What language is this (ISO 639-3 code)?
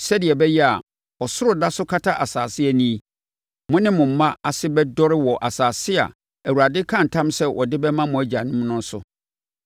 aka